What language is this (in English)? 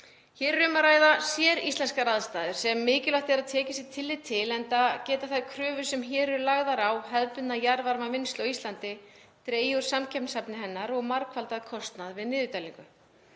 Icelandic